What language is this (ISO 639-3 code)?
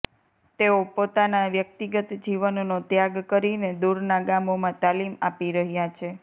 guj